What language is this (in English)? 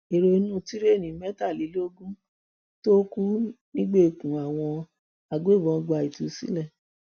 Yoruba